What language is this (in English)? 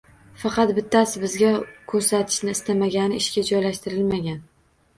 Uzbek